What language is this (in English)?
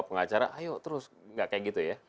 Indonesian